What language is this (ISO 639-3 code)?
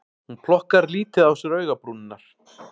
isl